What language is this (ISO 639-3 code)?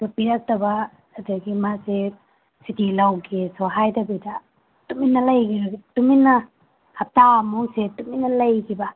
mni